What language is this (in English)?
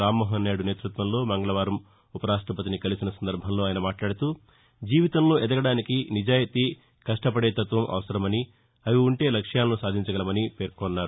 Telugu